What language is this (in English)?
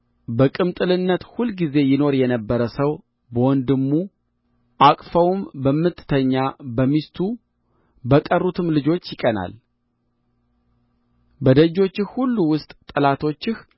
Amharic